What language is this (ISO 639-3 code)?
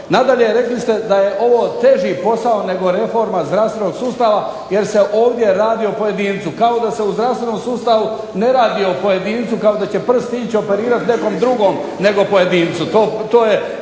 hrv